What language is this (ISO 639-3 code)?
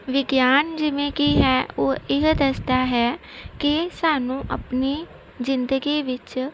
pan